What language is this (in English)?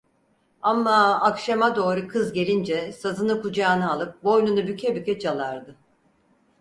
Turkish